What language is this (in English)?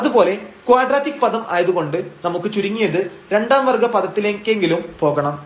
Malayalam